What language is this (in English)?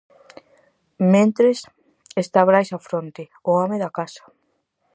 Galician